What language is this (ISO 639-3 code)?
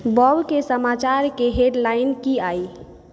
mai